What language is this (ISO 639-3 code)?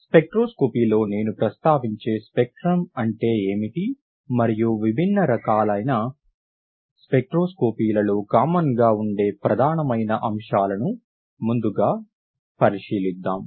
tel